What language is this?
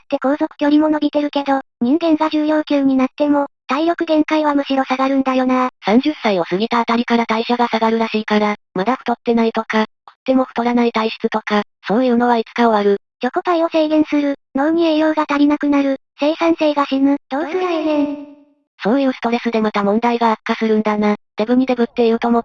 Japanese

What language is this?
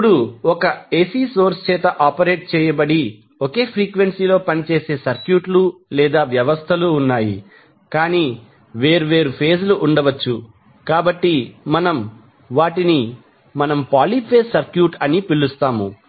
Telugu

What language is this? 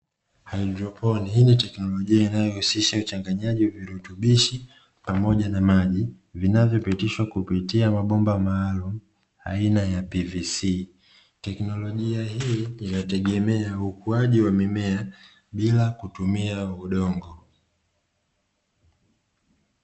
Swahili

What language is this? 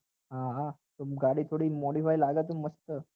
Gujarati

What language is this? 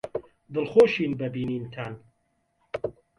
Central Kurdish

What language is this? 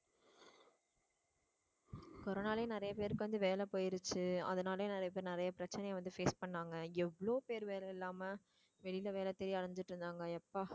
Tamil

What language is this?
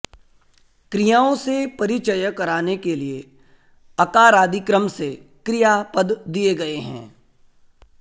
Sanskrit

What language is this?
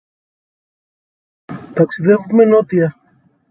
Greek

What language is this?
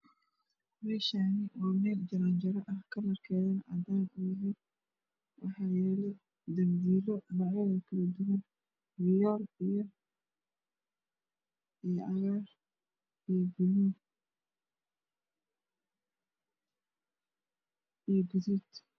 Somali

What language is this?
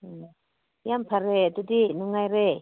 Manipuri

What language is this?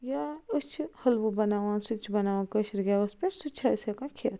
Kashmiri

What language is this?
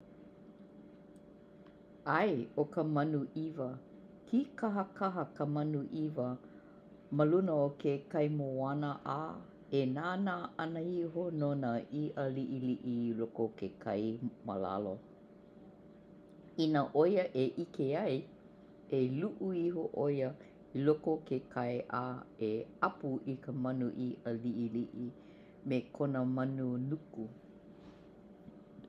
Hawaiian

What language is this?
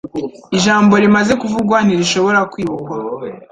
Kinyarwanda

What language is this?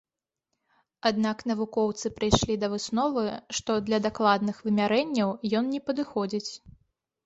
Belarusian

